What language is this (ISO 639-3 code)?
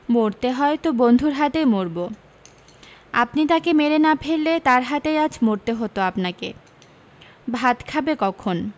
ben